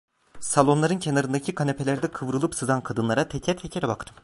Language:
Turkish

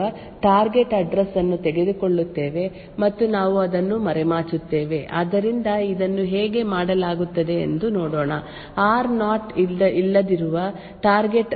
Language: Kannada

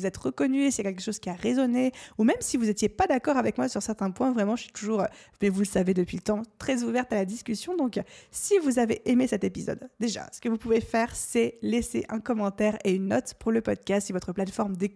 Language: French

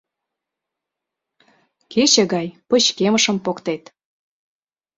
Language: Mari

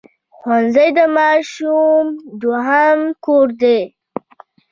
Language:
Pashto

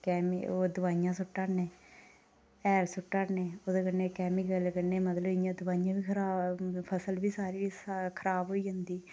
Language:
Dogri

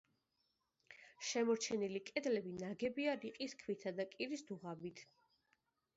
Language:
Georgian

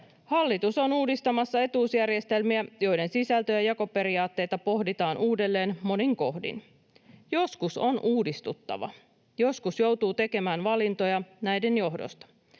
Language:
Finnish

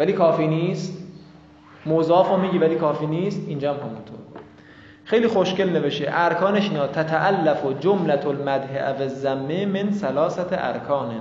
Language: Persian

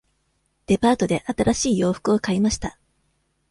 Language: Japanese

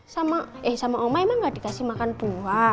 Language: Indonesian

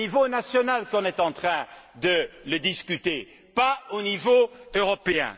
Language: French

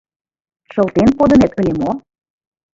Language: Mari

